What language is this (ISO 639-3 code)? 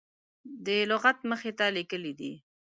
pus